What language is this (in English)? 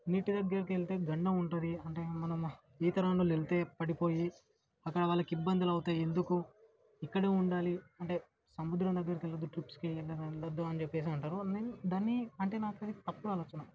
Telugu